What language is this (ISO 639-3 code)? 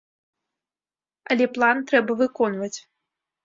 bel